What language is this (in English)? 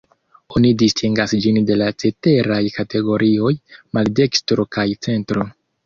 Esperanto